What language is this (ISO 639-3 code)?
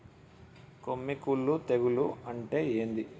tel